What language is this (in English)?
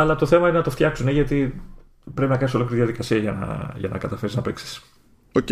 Greek